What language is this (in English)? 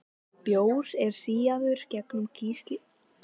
Icelandic